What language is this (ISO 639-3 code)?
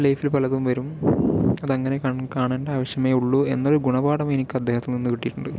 mal